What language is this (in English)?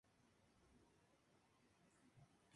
Spanish